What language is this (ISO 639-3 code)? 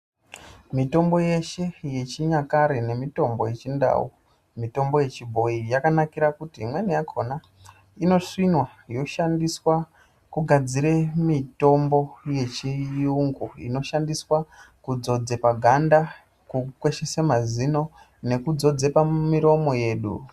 ndc